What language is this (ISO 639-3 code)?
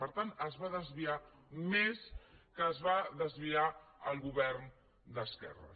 cat